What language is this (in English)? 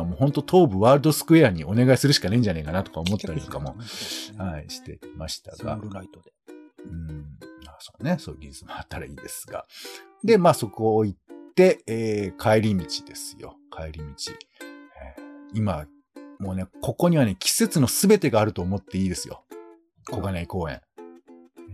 Japanese